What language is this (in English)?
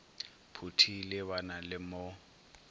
Northern Sotho